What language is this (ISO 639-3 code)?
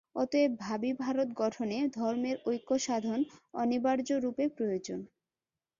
ben